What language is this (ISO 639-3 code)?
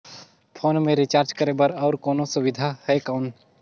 hne